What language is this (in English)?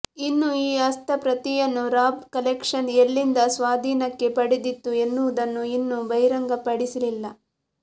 Kannada